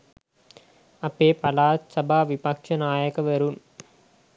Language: Sinhala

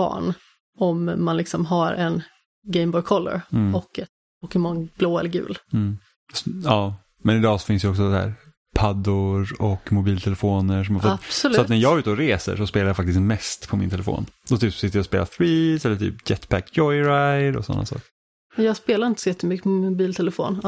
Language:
Swedish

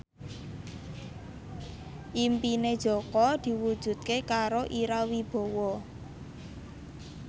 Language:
Javanese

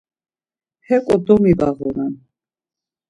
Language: Laz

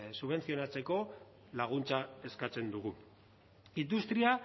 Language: Basque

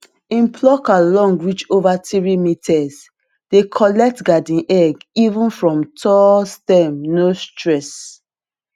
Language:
Nigerian Pidgin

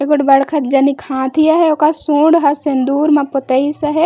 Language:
Chhattisgarhi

